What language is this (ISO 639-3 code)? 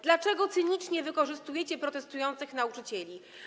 pol